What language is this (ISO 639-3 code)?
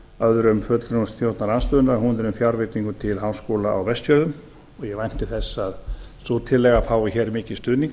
isl